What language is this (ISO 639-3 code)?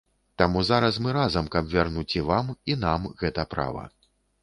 bel